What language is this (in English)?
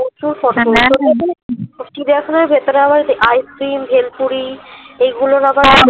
Bangla